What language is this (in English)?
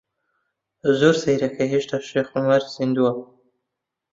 Central Kurdish